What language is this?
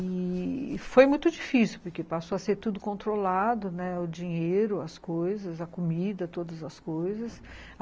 Portuguese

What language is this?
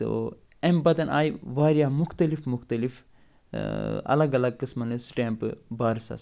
Kashmiri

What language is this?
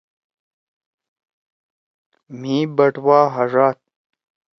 Torwali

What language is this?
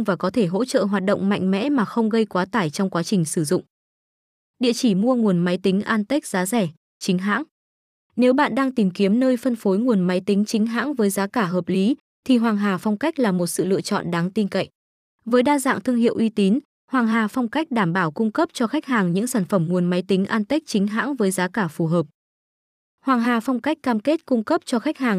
Vietnamese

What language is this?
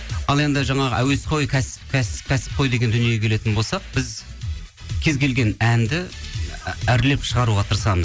Kazakh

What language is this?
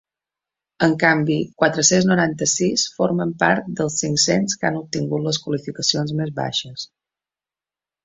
Catalan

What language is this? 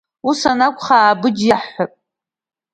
Abkhazian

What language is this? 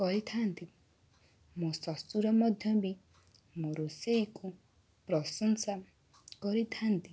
Odia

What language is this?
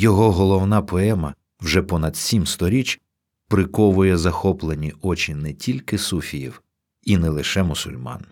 Ukrainian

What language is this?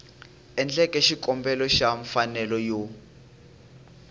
Tsonga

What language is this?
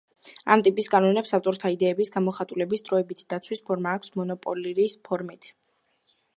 Georgian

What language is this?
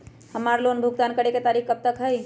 Magahi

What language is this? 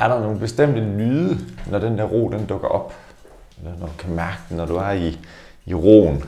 Danish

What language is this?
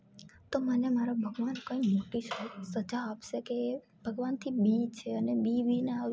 Gujarati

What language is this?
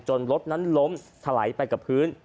Thai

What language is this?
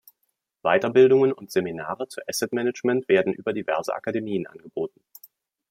German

